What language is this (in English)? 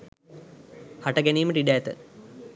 Sinhala